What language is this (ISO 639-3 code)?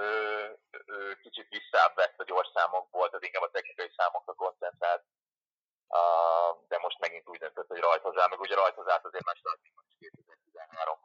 hun